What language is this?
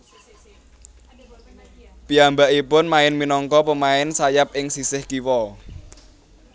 Javanese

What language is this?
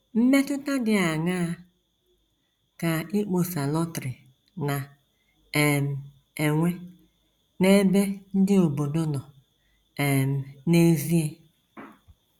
Igbo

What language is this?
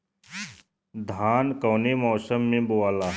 Bhojpuri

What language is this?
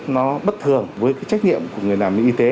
Vietnamese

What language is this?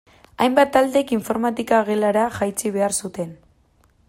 Basque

